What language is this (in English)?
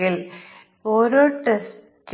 Malayalam